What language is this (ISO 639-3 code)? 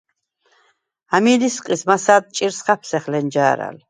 sva